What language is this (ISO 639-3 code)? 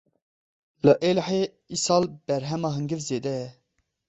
kur